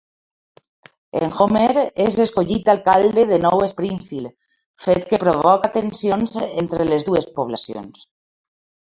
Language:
Catalan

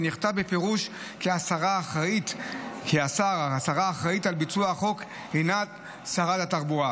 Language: Hebrew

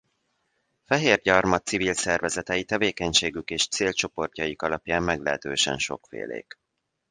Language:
Hungarian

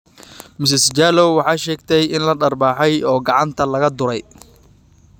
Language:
Somali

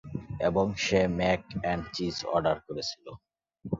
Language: Bangla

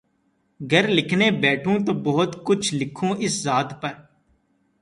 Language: Urdu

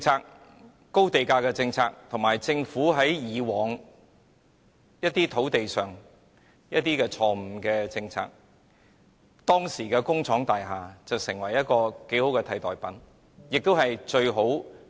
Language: Cantonese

